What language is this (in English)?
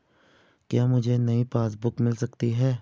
Hindi